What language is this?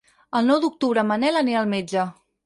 Catalan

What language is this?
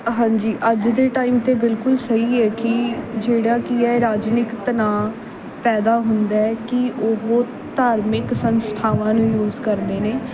Punjabi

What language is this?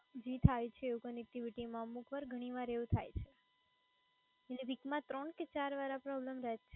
Gujarati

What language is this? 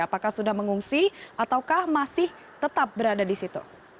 Indonesian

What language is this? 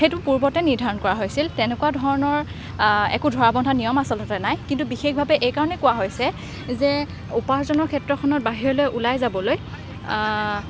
Assamese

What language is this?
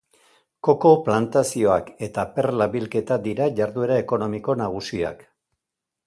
Basque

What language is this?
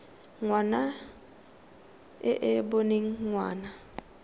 Tswana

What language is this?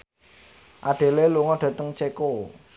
Javanese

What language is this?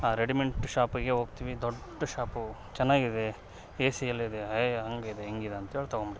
Kannada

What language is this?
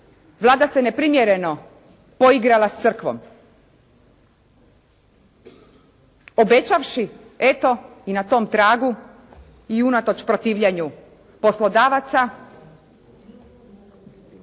Croatian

